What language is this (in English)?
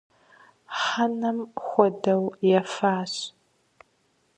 Kabardian